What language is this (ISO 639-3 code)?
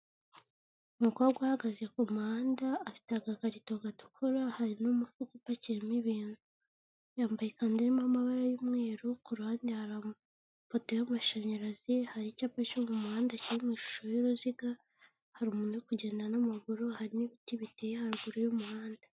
kin